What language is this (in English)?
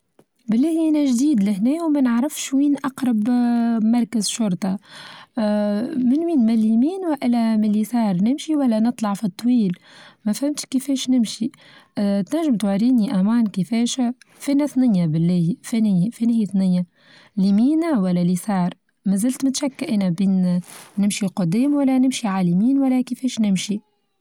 Tunisian Arabic